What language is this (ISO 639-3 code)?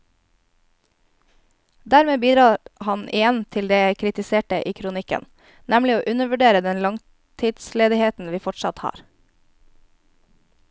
nor